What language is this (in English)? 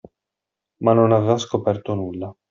Italian